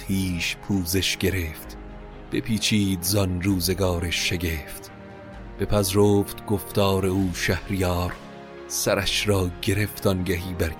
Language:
Persian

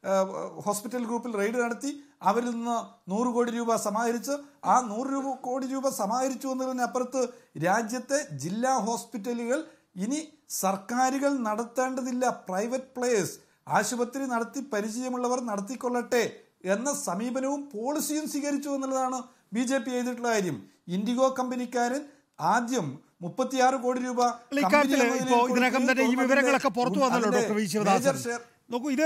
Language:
Malayalam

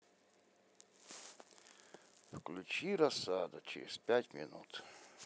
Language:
Russian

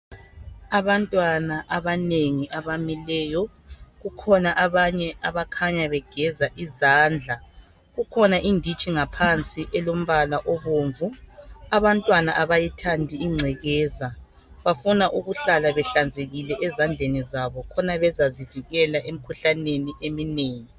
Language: North Ndebele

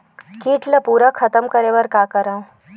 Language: Chhattisgarhi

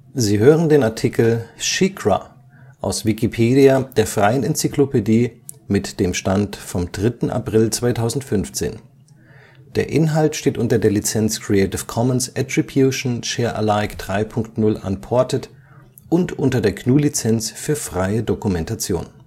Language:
German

